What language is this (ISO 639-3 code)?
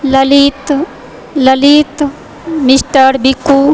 mai